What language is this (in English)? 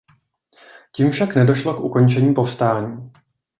Czech